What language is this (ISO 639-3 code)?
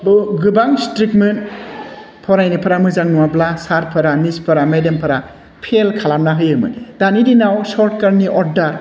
brx